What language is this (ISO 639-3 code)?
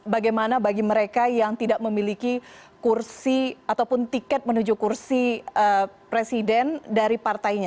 ind